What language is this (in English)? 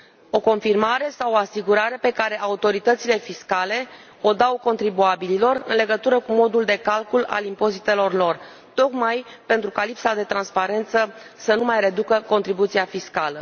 Romanian